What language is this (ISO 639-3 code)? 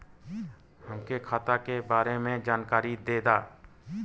bho